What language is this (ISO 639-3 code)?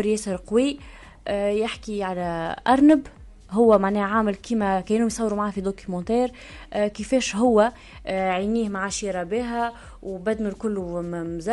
ara